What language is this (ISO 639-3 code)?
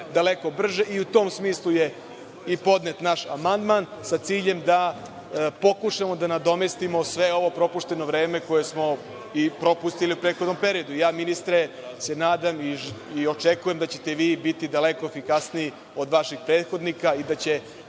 srp